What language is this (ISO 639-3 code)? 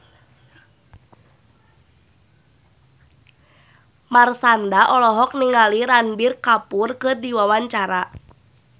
sun